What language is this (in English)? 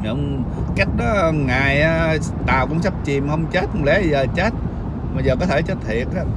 Vietnamese